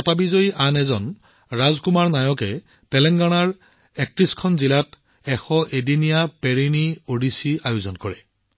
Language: Assamese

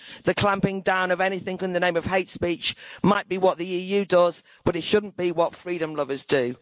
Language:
English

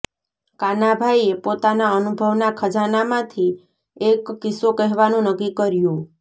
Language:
Gujarati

